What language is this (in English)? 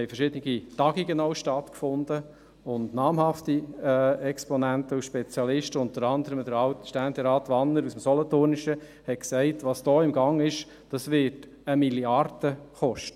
Swiss German